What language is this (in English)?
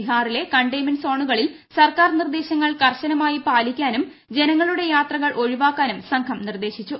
Malayalam